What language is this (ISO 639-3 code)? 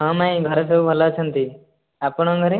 ori